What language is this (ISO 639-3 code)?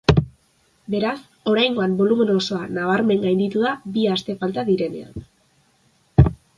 eus